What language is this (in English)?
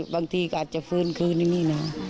Thai